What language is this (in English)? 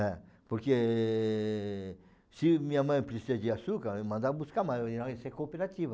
Portuguese